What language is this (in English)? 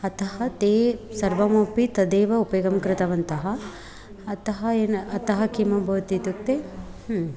Sanskrit